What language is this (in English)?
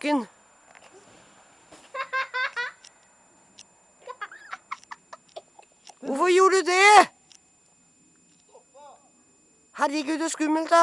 Portuguese